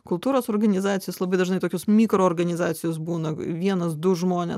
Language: Lithuanian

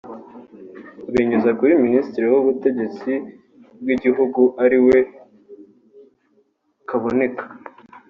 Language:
Kinyarwanda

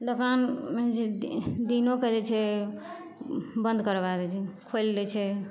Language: Maithili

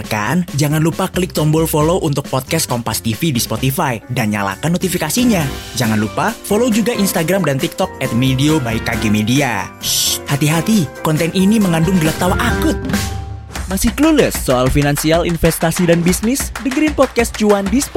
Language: Indonesian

